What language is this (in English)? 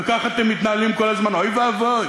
Hebrew